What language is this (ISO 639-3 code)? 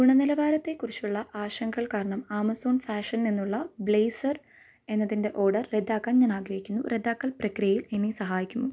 mal